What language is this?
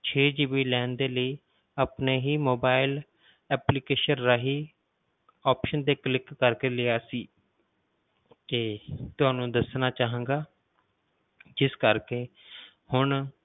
Punjabi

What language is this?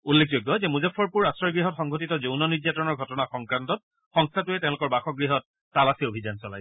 Assamese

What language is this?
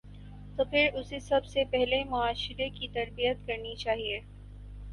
Urdu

